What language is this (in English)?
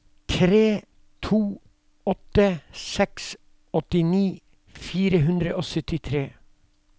Norwegian